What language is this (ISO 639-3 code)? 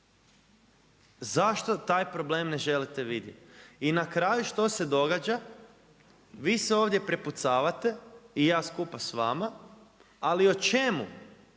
hrv